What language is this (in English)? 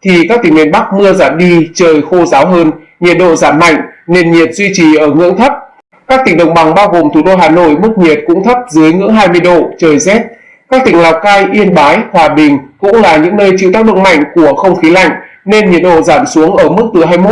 Vietnamese